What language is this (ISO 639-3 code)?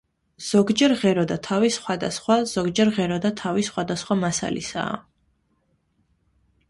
kat